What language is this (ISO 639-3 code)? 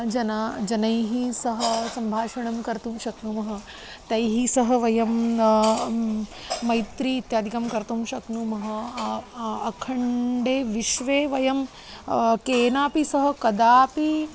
san